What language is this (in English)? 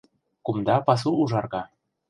Mari